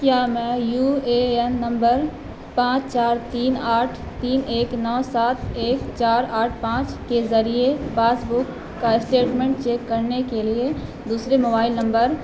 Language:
Urdu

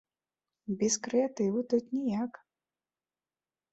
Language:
Belarusian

